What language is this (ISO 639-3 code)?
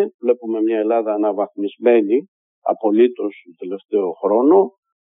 ell